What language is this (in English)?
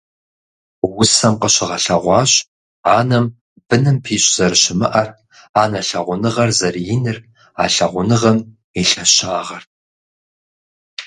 Kabardian